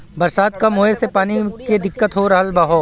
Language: Bhojpuri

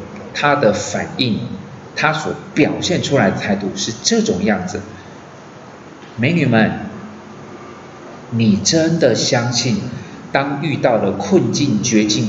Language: Chinese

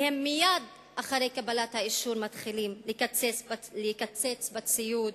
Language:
Hebrew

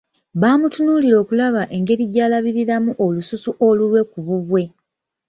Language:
Ganda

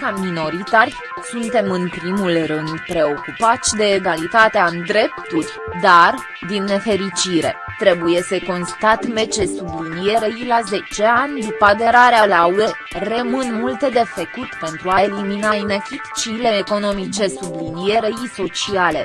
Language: Romanian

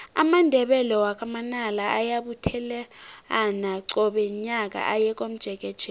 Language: South Ndebele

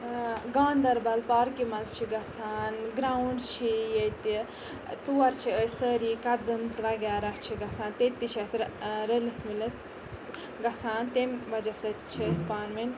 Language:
Kashmiri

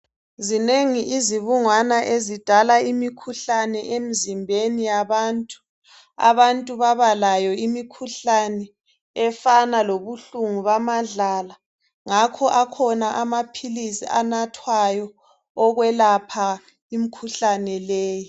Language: North Ndebele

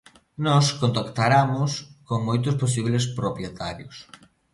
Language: Galician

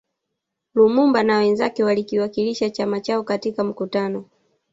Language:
Swahili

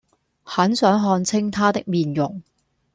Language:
Cantonese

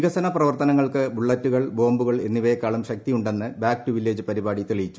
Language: Malayalam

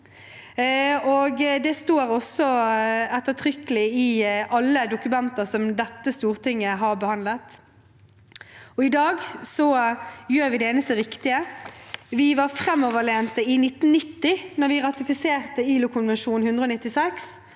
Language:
Norwegian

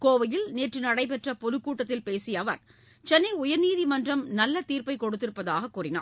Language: Tamil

